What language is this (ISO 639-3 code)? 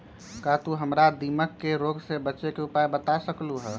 mag